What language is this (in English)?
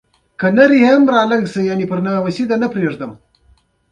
Pashto